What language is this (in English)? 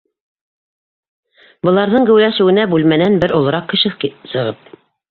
Bashkir